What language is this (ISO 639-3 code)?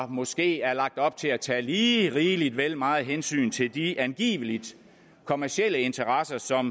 dan